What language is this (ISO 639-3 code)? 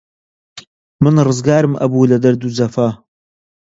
ckb